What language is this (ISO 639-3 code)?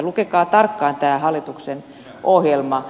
fin